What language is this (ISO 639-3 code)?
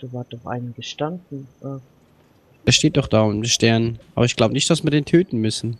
deu